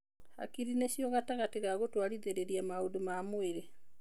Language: Kikuyu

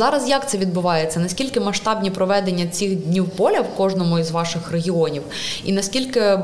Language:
Ukrainian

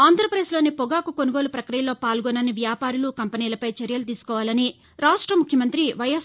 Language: Telugu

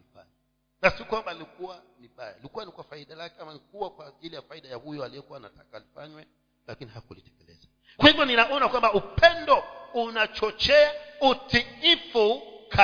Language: Swahili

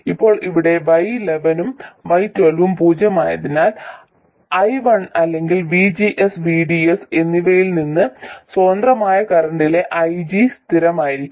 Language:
Malayalam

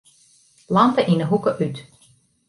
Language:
Western Frisian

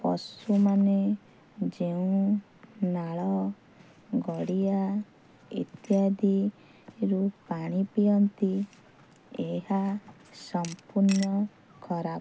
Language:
Odia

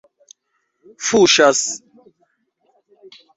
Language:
Esperanto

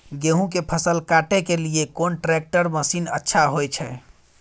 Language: Maithili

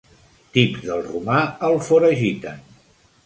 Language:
Catalan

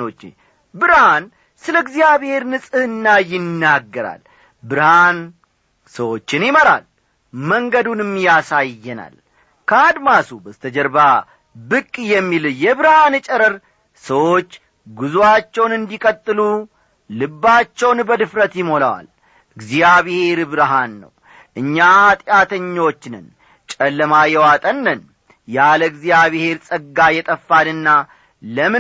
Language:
Amharic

